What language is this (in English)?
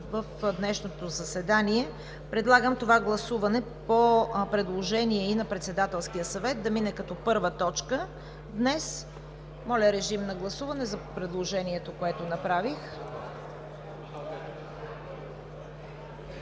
Bulgarian